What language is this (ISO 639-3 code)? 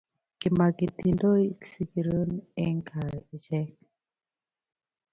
kln